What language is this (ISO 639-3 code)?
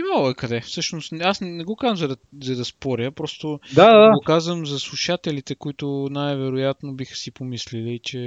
bul